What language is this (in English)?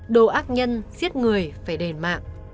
Vietnamese